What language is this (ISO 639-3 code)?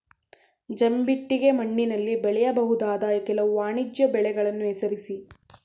kan